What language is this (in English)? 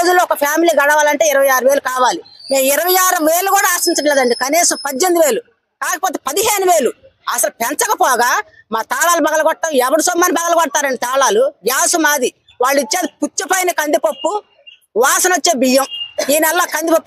Telugu